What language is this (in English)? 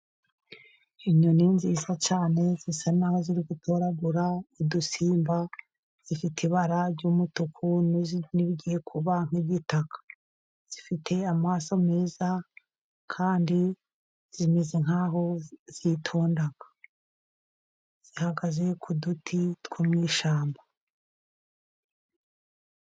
Kinyarwanda